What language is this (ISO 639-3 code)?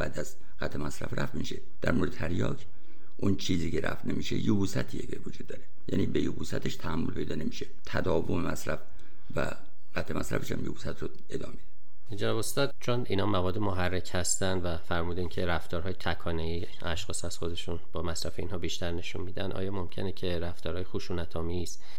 fas